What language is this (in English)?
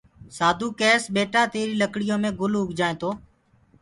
Gurgula